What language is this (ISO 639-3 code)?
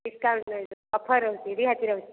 ori